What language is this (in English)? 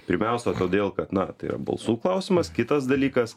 Lithuanian